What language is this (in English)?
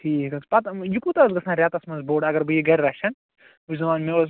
Kashmiri